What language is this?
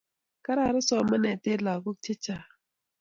Kalenjin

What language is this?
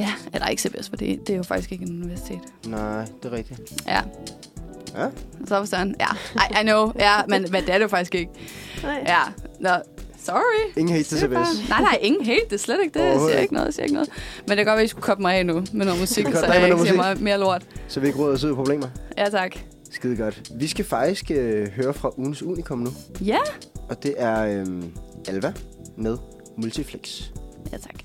Danish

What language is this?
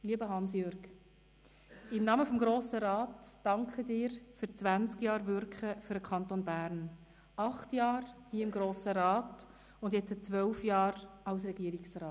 Swiss German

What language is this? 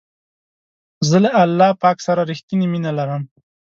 Pashto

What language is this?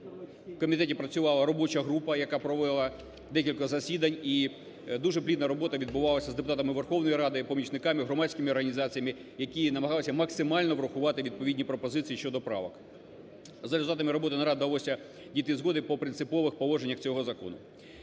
Ukrainian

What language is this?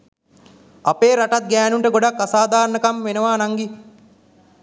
Sinhala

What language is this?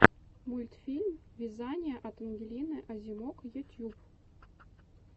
Russian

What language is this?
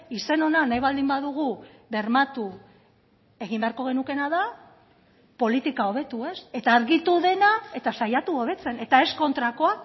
Basque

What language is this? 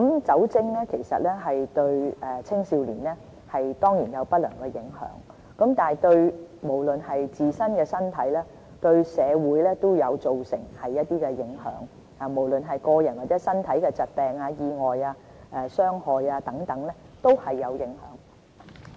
Cantonese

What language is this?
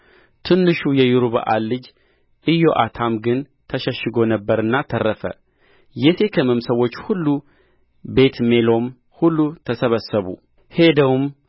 Amharic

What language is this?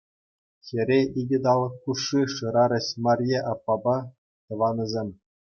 Chuvash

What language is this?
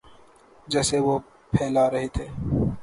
Urdu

